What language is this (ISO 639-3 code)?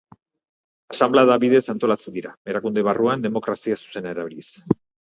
eus